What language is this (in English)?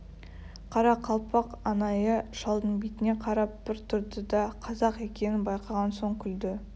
Kazakh